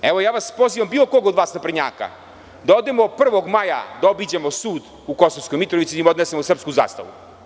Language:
Serbian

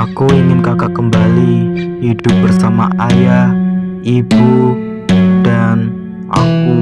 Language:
Indonesian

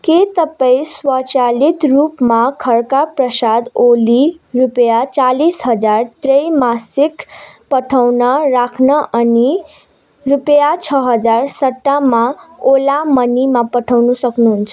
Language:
Nepali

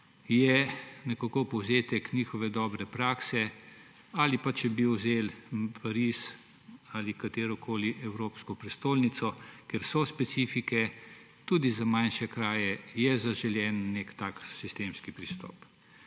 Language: Slovenian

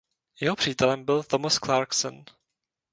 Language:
Czech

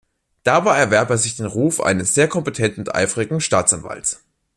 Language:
German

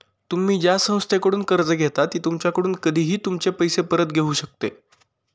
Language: Marathi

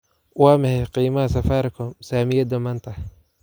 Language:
Somali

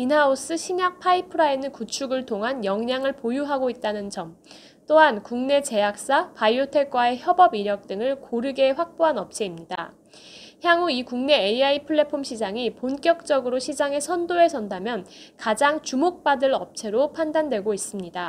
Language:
Korean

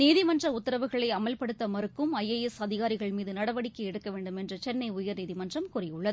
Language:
Tamil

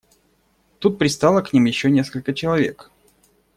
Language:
Russian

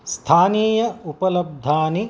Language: Sanskrit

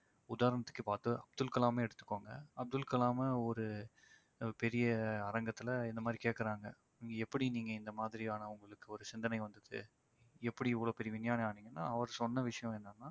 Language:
Tamil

